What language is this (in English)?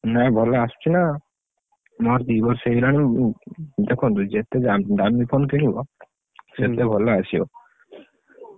Odia